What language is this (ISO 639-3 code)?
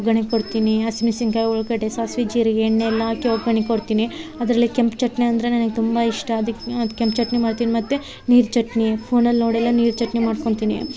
kan